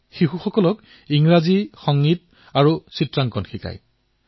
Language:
Assamese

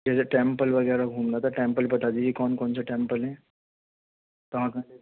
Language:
Urdu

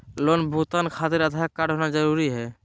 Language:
Magahi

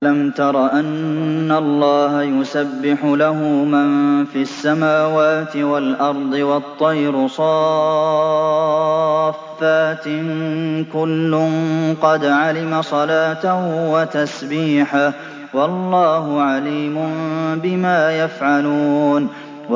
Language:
Arabic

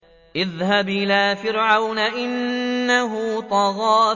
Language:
Arabic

